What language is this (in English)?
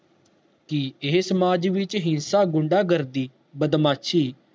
Punjabi